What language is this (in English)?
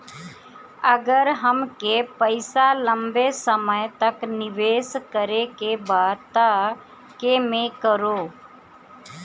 Bhojpuri